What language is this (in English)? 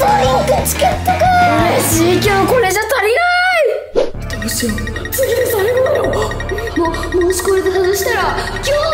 Japanese